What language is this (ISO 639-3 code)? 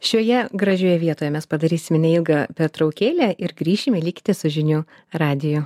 lit